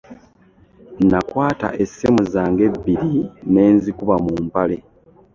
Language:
Ganda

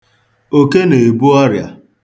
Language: Igbo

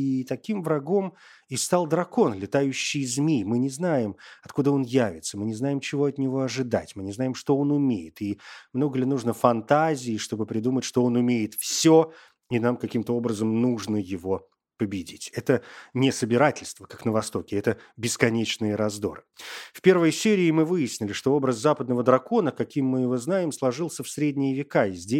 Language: Russian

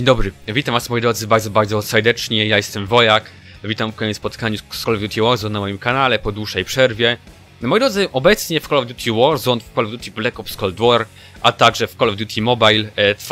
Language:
Polish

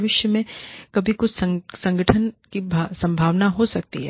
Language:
Hindi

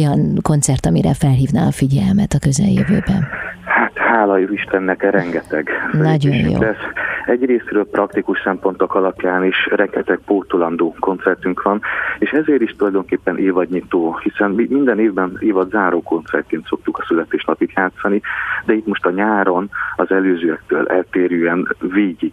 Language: Hungarian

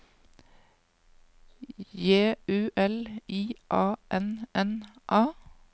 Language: Norwegian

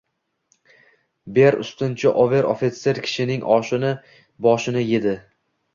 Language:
Uzbek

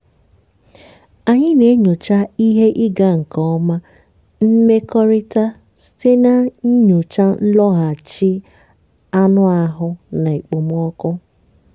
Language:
Igbo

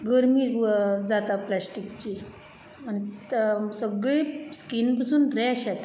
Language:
Konkani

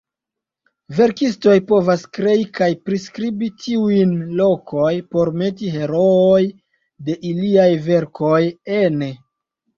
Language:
Esperanto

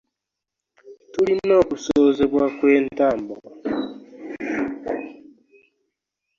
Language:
Ganda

